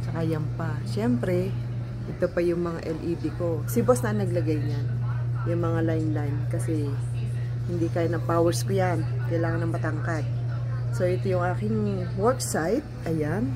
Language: Filipino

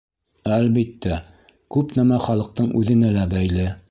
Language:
Bashkir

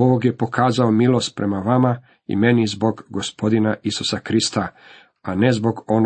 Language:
Croatian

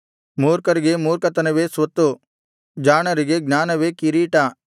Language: Kannada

